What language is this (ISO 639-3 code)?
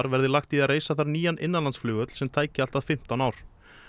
isl